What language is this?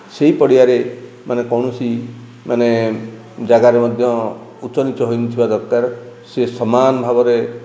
Odia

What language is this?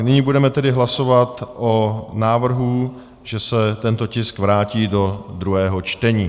Czech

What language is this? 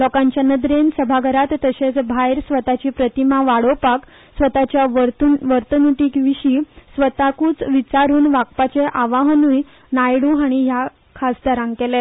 Konkani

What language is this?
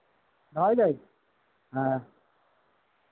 Santali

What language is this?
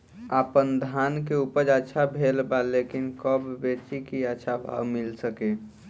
Bhojpuri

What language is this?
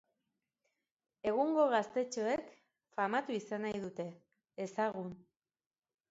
Basque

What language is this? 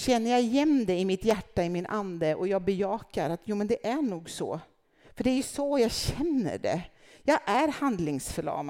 Swedish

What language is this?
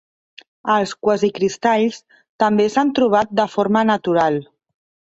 Catalan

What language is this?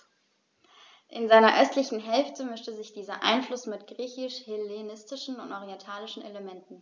German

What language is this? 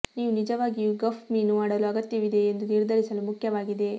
Kannada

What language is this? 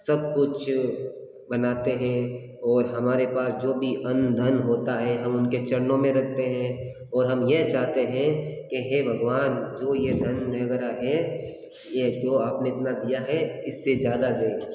Hindi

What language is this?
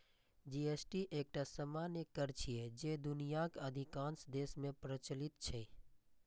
Maithili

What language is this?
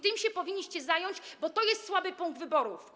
Polish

